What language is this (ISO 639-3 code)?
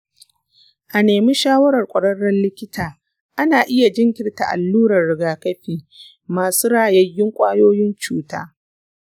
hau